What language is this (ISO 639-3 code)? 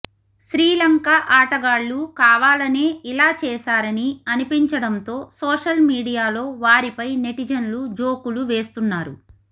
tel